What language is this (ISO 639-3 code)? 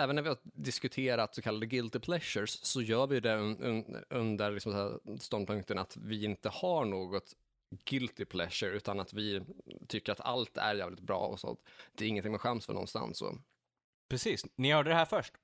swe